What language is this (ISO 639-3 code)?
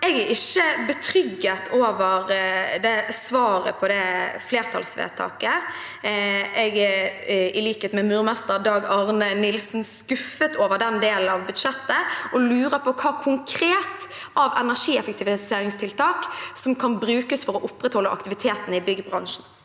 nor